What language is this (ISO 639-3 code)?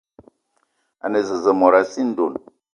eto